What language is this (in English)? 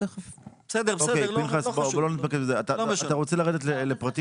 Hebrew